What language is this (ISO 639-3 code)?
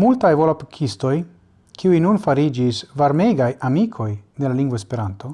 ita